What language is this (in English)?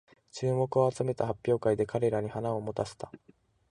Japanese